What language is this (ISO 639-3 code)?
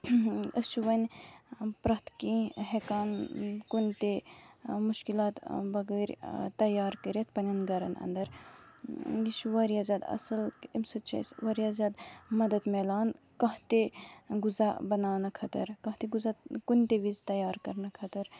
kas